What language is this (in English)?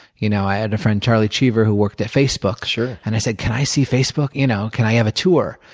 English